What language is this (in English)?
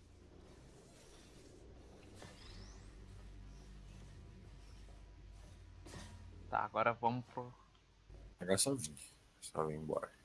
Portuguese